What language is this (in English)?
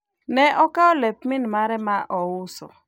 Luo (Kenya and Tanzania)